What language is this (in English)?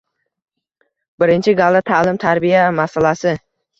Uzbek